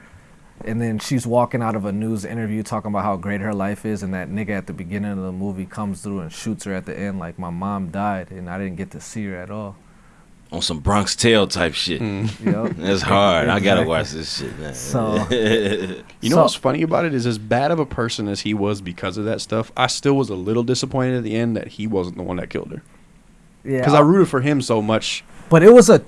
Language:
English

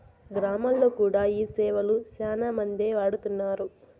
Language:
Telugu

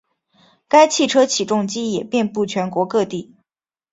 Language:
Chinese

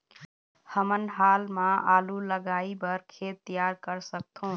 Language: Chhattisgarhi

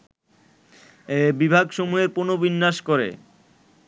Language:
Bangla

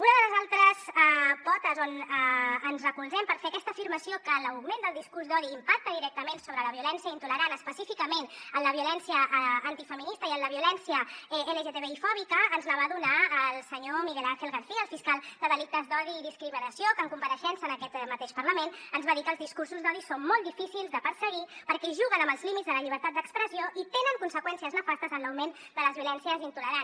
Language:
Catalan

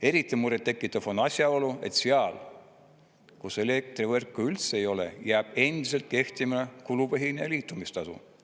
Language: Estonian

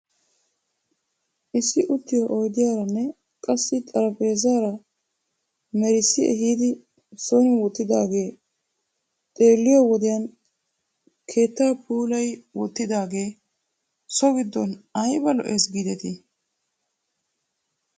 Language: Wolaytta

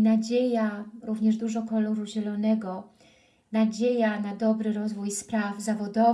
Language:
Polish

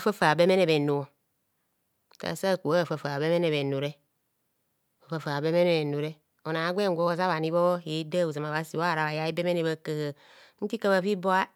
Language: Kohumono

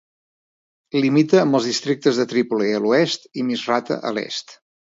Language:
Catalan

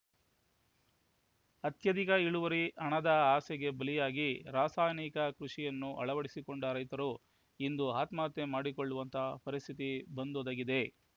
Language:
Kannada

